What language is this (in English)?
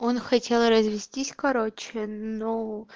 Russian